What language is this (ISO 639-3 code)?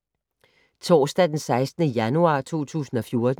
dan